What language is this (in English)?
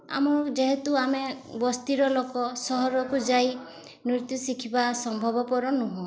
Odia